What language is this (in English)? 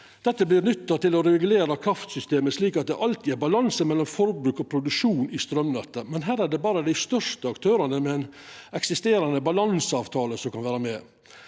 Norwegian